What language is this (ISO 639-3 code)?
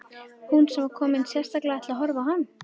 isl